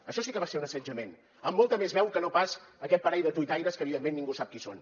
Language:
Catalan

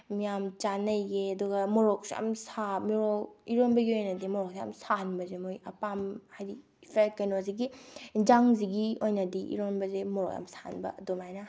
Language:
Manipuri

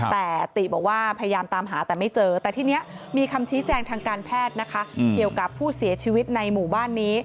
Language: Thai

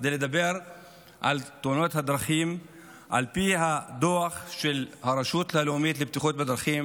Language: Hebrew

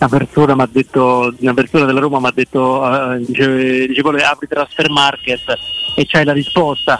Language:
Italian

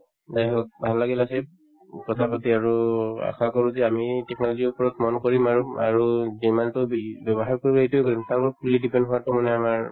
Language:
Assamese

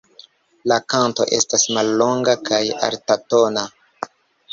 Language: Esperanto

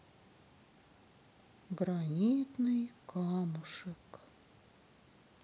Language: Russian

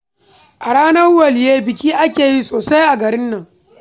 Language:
Hausa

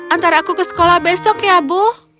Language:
Indonesian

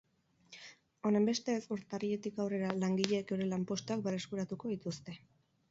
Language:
Basque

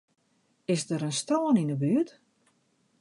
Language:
Western Frisian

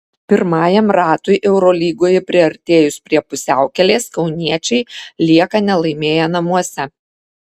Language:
Lithuanian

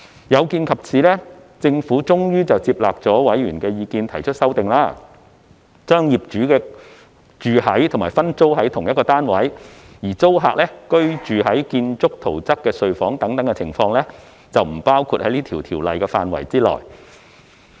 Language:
Cantonese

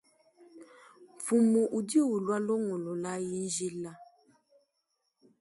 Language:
Luba-Lulua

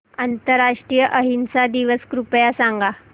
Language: Marathi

